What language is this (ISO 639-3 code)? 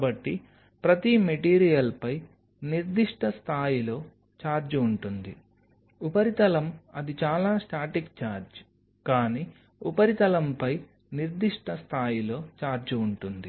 tel